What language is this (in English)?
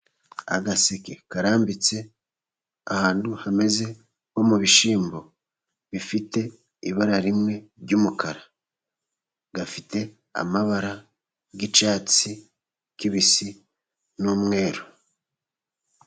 Kinyarwanda